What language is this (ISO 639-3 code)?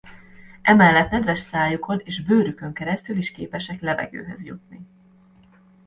hun